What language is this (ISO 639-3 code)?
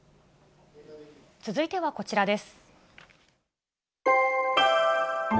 jpn